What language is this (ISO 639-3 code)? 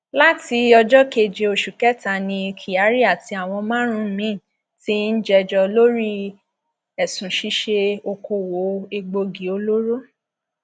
yor